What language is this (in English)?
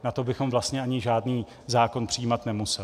Czech